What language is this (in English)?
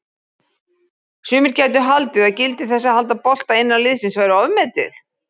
Icelandic